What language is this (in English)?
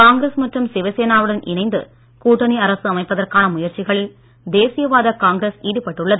Tamil